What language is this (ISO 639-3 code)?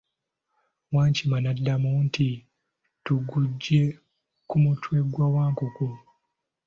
lug